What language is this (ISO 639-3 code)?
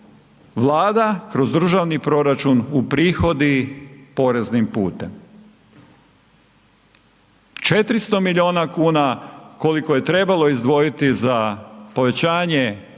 hrv